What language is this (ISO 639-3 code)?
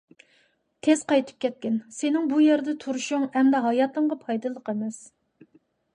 uig